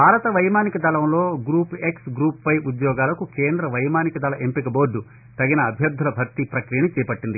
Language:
Telugu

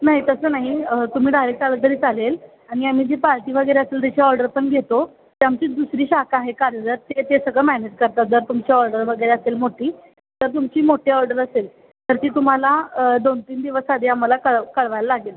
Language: Marathi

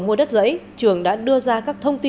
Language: Vietnamese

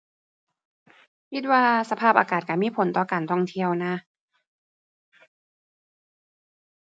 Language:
Thai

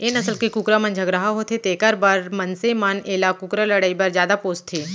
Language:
Chhattisgarhi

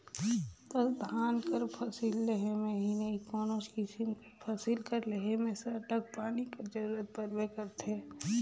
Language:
Chhattisgarhi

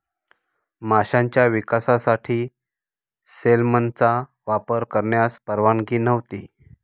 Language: Marathi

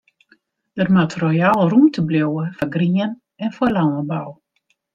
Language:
Western Frisian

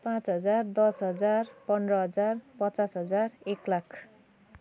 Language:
Nepali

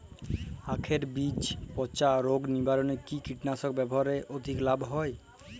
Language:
Bangla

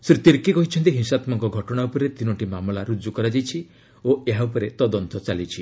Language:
Odia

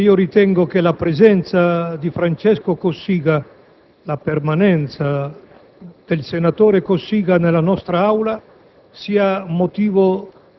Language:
Italian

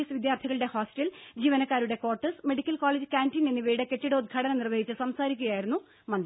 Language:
Malayalam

